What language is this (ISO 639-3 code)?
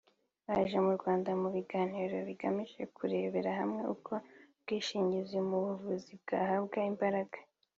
kin